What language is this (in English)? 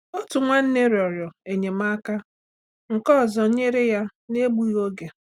Igbo